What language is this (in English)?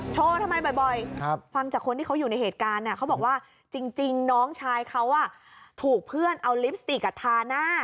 Thai